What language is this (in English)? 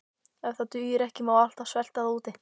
Icelandic